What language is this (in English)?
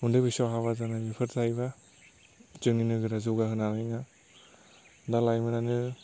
Bodo